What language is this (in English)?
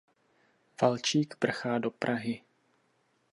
Czech